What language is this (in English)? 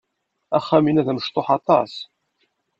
Kabyle